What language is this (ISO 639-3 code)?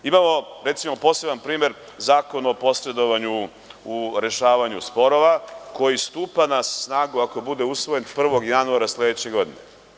srp